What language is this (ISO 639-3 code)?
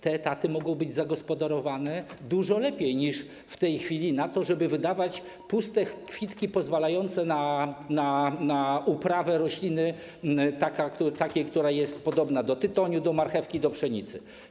pol